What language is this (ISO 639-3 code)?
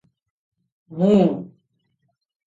ori